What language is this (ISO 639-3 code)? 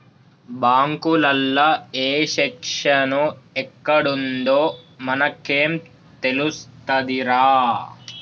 tel